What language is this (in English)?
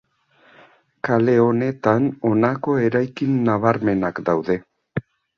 Basque